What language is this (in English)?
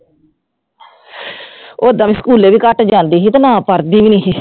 Punjabi